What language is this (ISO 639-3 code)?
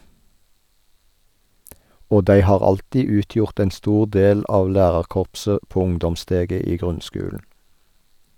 nor